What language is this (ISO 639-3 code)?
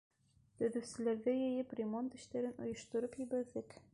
bak